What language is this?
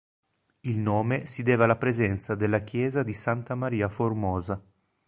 Italian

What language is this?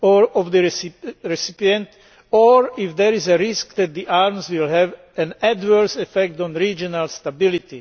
English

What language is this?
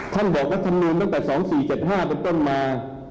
Thai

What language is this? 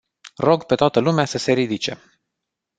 Romanian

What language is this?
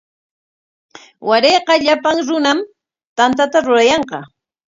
Corongo Ancash Quechua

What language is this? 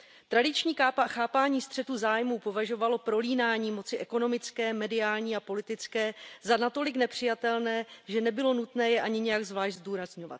Czech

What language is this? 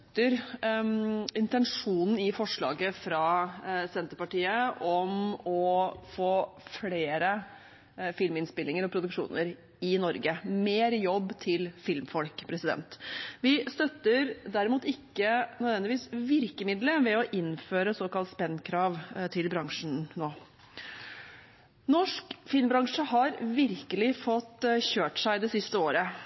Norwegian Bokmål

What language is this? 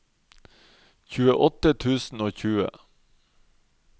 Norwegian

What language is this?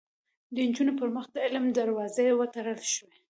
Pashto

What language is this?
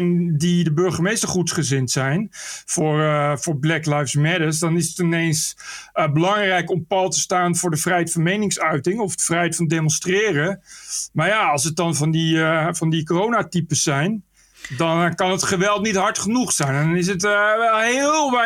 Dutch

